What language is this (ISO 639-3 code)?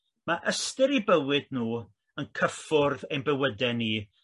cym